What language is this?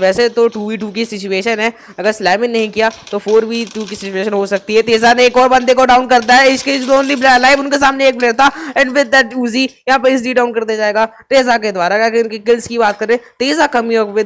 Hindi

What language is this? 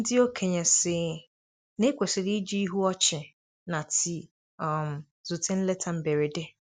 Igbo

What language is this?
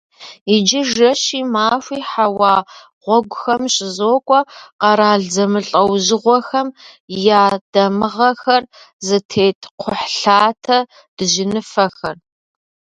Kabardian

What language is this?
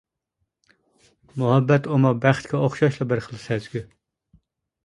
Uyghur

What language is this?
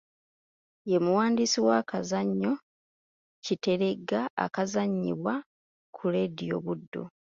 Ganda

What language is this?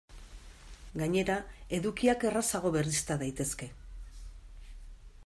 Basque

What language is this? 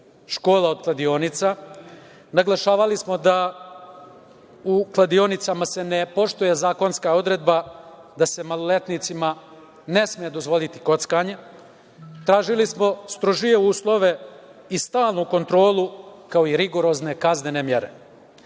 Serbian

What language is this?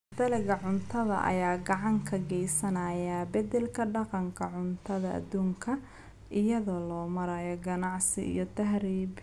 Somali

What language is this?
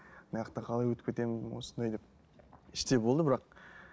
Kazakh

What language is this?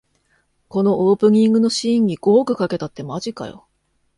Japanese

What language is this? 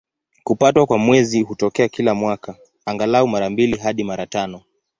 Swahili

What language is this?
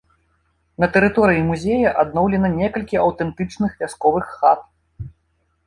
Belarusian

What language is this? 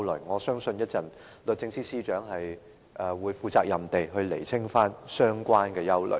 Cantonese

